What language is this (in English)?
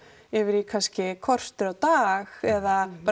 Icelandic